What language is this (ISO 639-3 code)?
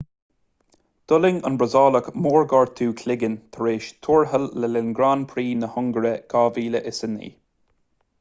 gle